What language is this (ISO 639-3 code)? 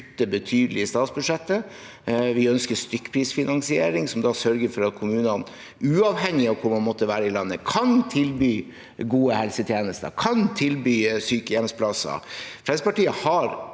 nor